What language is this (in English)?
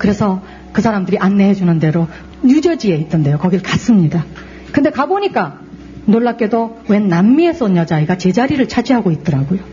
Korean